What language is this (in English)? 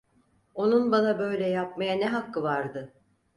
Turkish